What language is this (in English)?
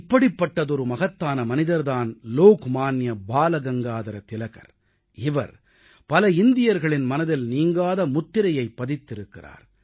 Tamil